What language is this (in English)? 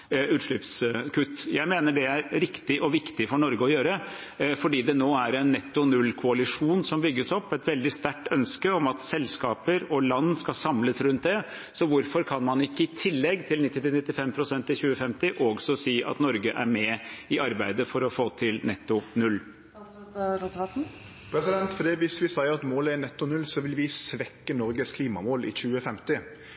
Norwegian